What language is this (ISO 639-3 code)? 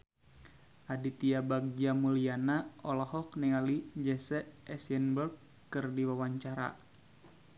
sun